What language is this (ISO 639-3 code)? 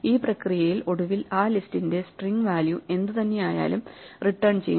mal